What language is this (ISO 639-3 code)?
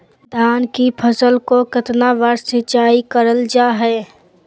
mag